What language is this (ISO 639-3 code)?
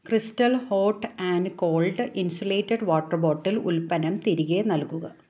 mal